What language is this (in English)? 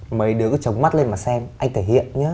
Vietnamese